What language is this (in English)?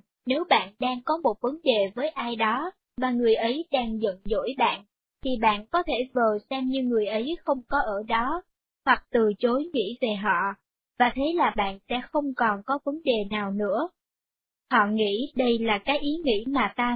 Vietnamese